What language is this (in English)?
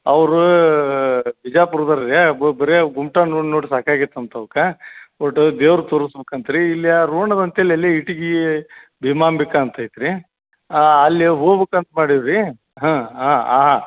Kannada